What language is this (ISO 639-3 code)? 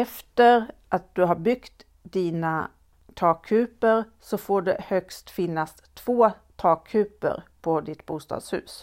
swe